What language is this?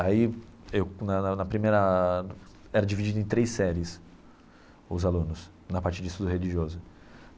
Portuguese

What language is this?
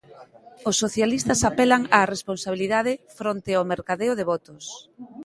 Galician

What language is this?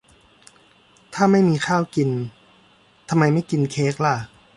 Thai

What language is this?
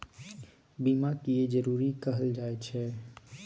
Maithili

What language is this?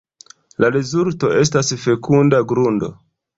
Esperanto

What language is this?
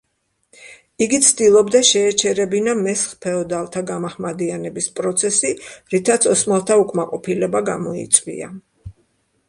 Georgian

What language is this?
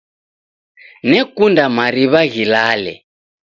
Taita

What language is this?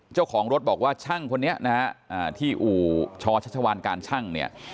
Thai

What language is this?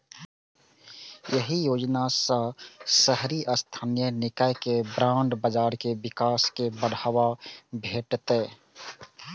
Maithili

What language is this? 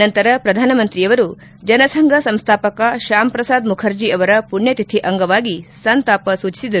Kannada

